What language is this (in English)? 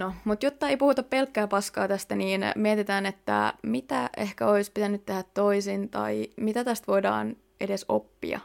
Finnish